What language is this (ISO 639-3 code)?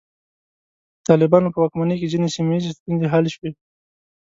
pus